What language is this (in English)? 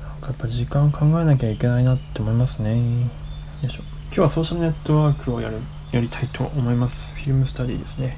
Japanese